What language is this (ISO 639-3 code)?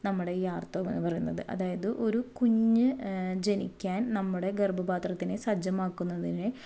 mal